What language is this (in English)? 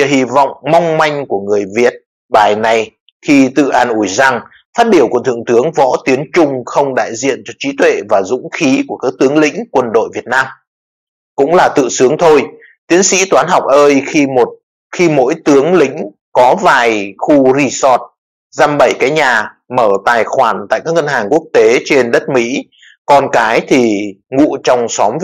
Vietnamese